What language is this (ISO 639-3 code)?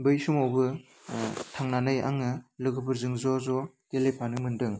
brx